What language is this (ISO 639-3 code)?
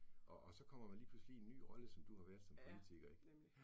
dan